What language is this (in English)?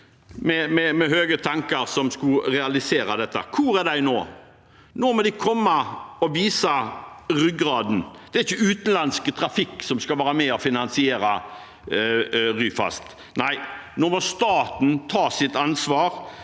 Norwegian